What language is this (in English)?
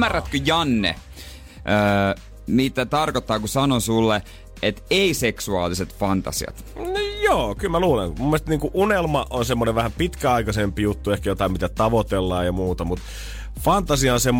Finnish